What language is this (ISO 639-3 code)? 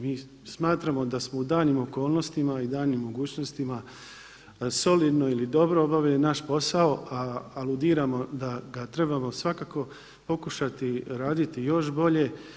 hrv